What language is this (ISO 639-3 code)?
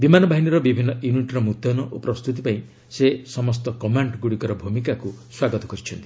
ori